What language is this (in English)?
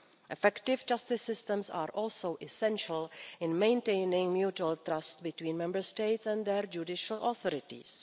English